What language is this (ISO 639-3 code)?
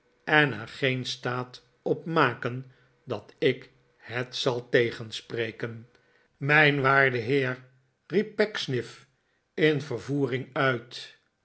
nld